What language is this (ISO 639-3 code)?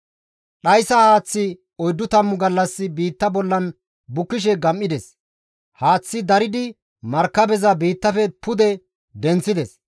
gmv